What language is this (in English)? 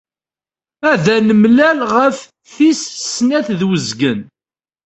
Kabyle